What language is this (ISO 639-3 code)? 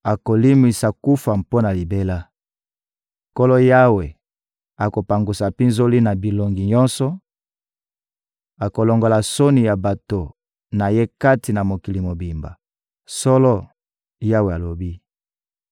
lin